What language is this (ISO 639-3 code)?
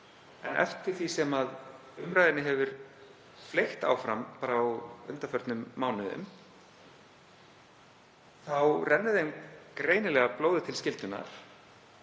isl